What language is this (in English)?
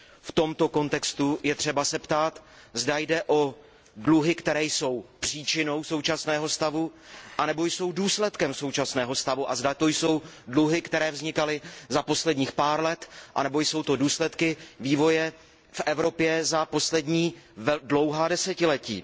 Czech